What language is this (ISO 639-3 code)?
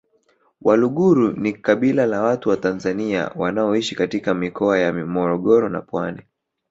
swa